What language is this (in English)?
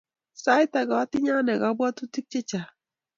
Kalenjin